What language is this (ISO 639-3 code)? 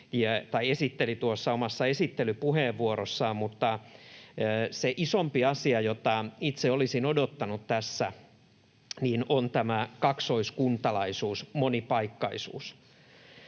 fin